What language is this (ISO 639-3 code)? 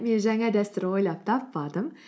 kaz